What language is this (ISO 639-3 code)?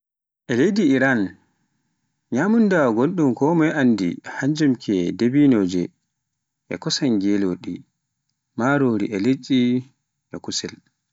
fuf